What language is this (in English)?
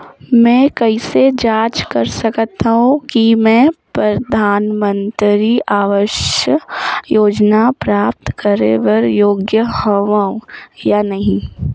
Chhattisgarhi